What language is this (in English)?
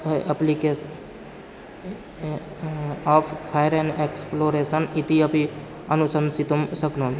Sanskrit